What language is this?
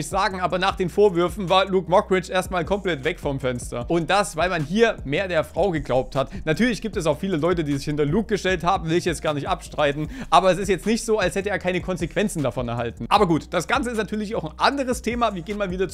German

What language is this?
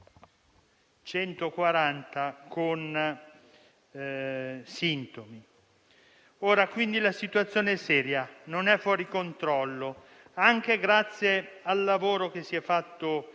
Italian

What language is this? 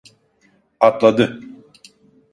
Turkish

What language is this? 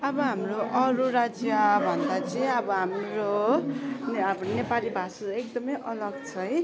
Nepali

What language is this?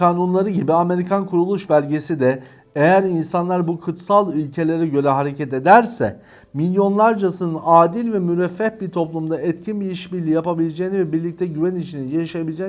Turkish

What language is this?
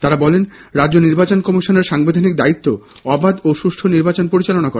Bangla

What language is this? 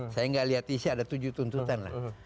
Indonesian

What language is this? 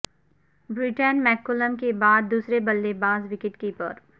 Urdu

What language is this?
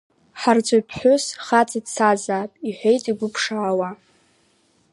Abkhazian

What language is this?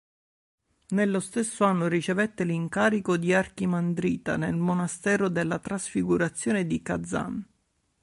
Italian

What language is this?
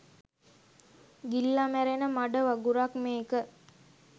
Sinhala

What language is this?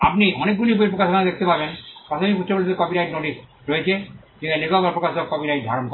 Bangla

